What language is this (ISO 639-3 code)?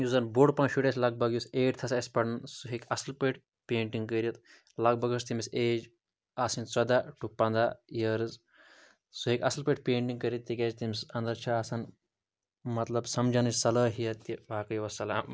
kas